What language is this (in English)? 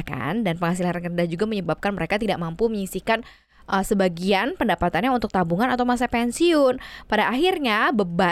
Indonesian